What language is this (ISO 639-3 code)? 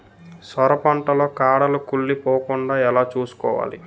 tel